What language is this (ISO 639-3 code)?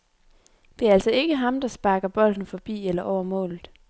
dan